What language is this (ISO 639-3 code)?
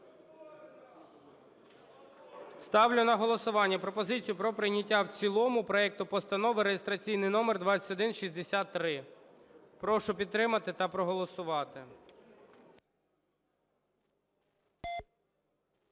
ukr